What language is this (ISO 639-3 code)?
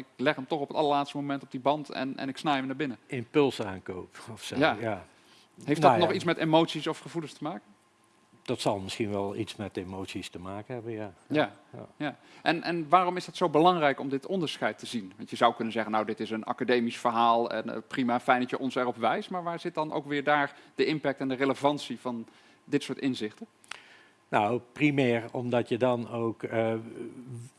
nld